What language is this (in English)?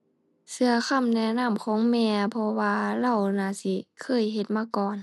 Thai